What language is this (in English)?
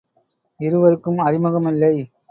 Tamil